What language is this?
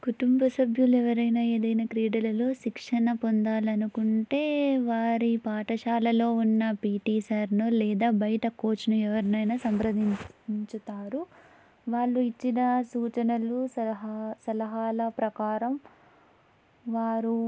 Telugu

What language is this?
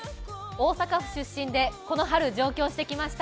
Japanese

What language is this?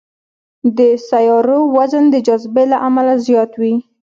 Pashto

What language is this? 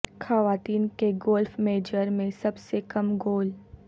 Urdu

